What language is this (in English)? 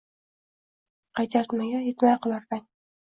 Uzbek